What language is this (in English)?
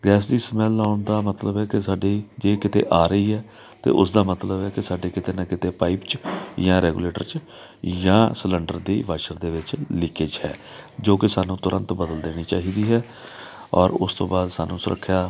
Punjabi